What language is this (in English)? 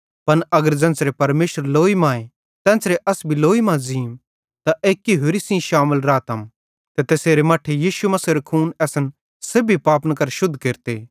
Bhadrawahi